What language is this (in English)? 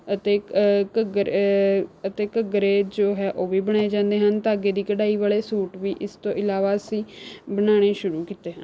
Punjabi